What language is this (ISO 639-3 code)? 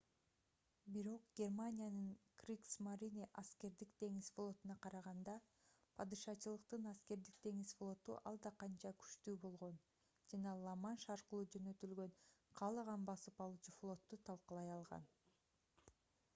kir